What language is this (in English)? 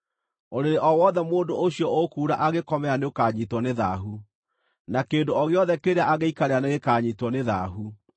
Kikuyu